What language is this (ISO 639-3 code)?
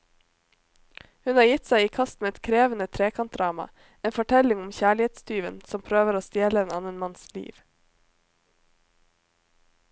nor